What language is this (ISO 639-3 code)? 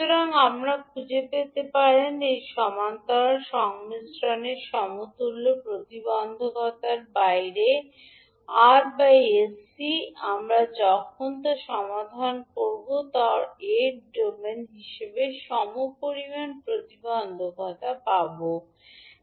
ben